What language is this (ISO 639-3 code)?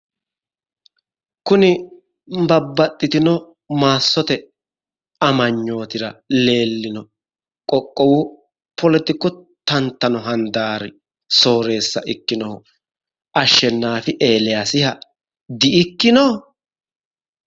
sid